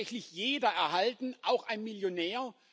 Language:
German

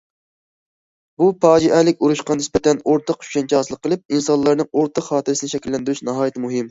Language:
Uyghur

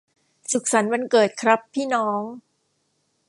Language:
Thai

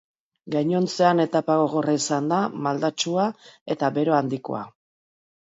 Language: Basque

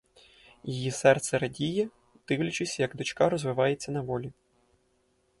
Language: Ukrainian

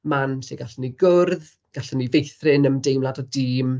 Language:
Welsh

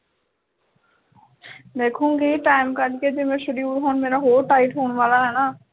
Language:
Punjabi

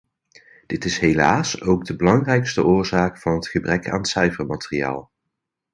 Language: Dutch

